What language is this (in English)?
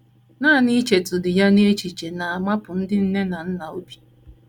Igbo